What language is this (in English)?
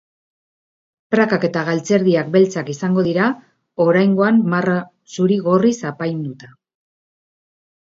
Basque